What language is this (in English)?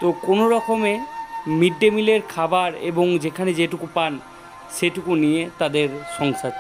Korean